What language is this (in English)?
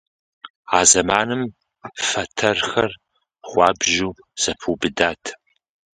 Kabardian